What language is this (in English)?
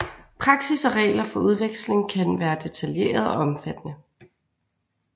Danish